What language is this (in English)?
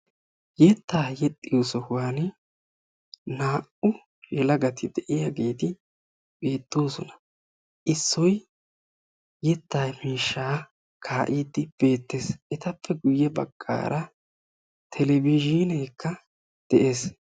Wolaytta